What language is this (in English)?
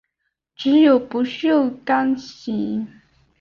Chinese